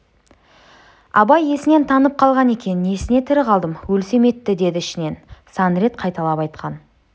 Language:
Kazakh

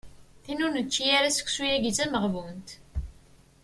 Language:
Kabyle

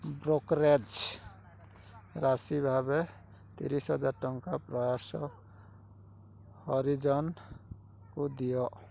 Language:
Odia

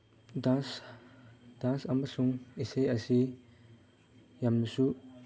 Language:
Manipuri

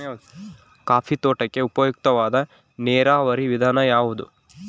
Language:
Kannada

